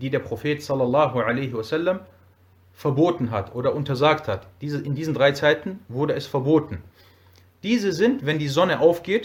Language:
German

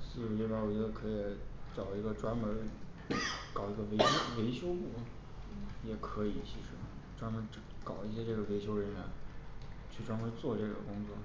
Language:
Chinese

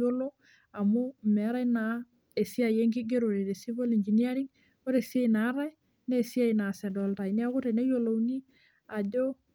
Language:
Masai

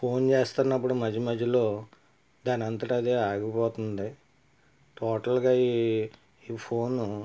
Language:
Telugu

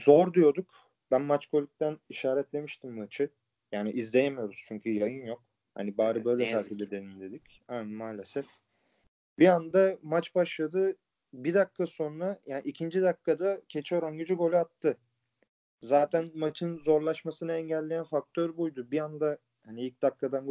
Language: Turkish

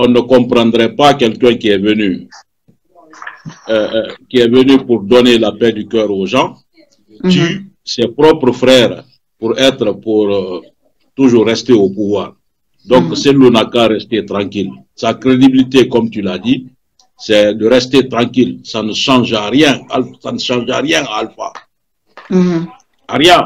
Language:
French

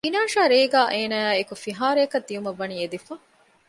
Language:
Divehi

